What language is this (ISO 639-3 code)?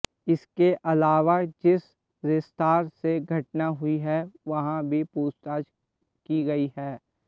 hin